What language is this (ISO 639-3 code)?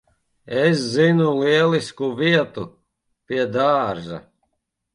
lav